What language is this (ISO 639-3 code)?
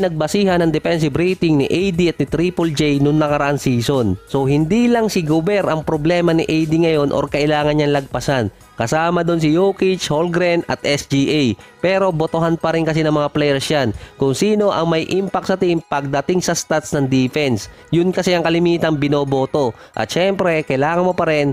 fil